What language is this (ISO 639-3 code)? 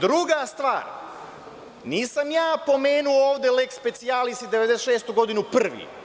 srp